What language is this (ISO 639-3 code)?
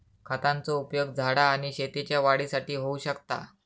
mar